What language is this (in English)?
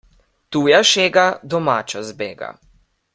Slovenian